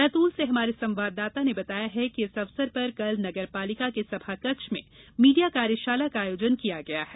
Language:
Hindi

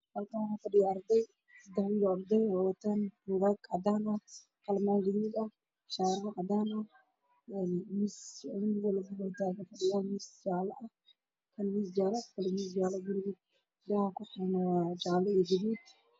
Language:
Somali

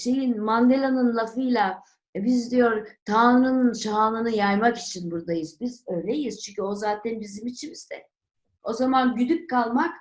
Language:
Turkish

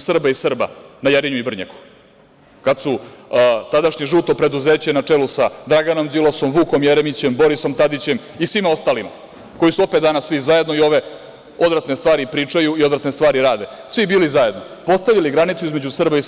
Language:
Serbian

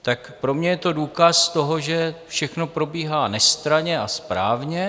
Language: Czech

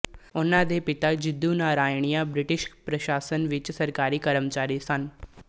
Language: Punjabi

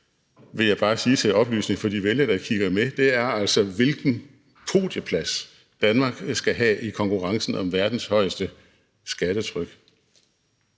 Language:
Danish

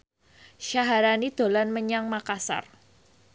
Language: Javanese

